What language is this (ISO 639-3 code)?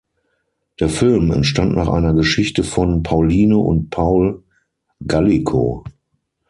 deu